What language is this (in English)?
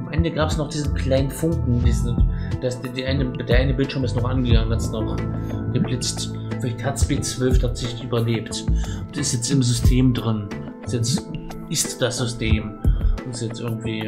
German